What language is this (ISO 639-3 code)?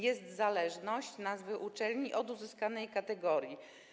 pol